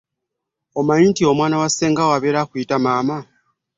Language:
Ganda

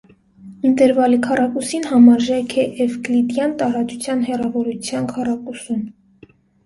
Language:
Armenian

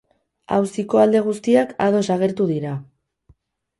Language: Basque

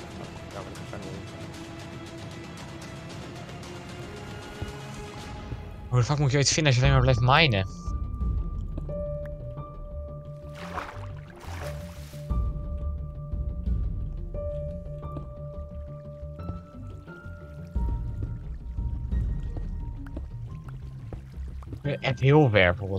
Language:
Dutch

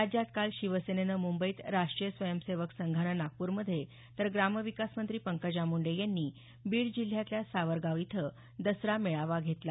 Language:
Marathi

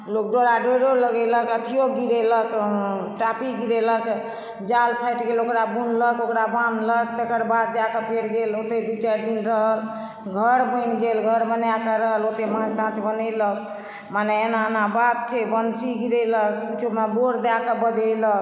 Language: Maithili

